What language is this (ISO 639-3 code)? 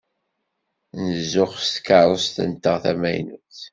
kab